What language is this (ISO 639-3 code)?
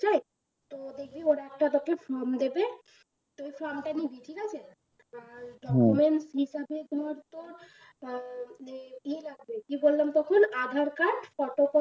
ben